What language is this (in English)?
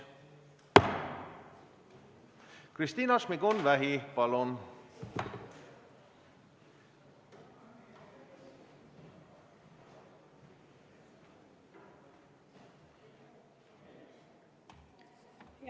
Estonian